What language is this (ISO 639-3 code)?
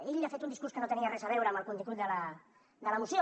cat